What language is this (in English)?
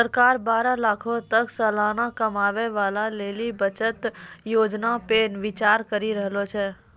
Maithili